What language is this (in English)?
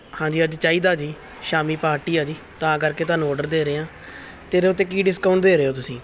Punjabi